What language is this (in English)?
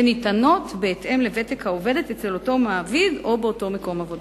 Hebrew